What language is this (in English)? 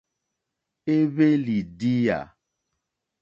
Mokpwe